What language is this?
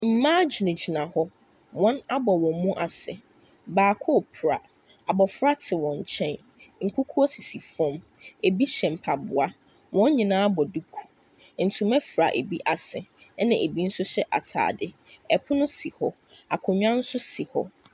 Akan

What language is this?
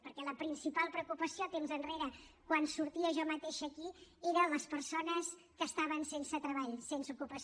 Catalan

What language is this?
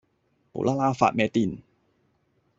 Cantonese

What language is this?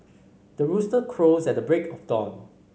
English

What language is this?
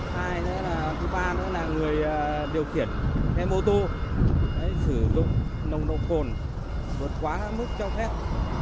Vietnamese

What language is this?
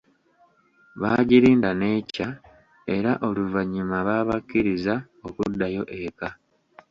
Ganda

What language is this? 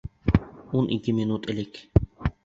Bashkir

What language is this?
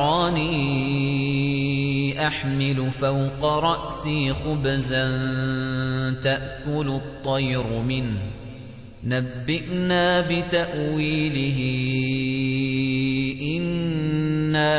Arabic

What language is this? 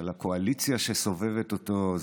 Hebrew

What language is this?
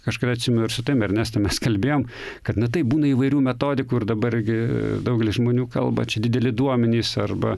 Lithuanian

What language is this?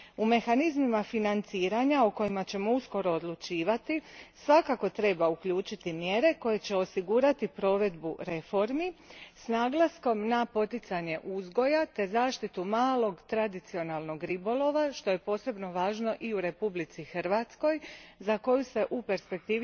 Croatian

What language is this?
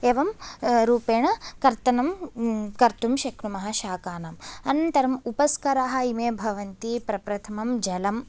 Sanskrit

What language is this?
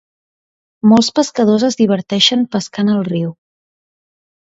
Catalan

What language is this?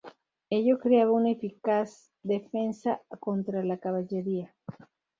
Spanish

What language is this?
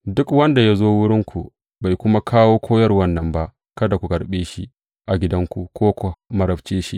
Hausa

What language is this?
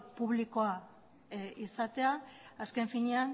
Basque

